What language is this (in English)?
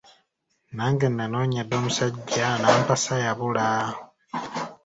Ganda